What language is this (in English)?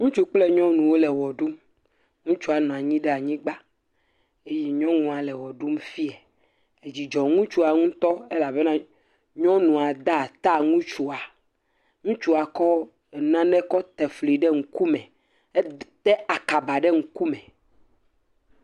Ewe